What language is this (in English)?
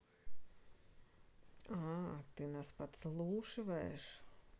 Russian